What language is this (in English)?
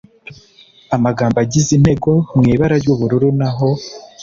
Kinyarwanda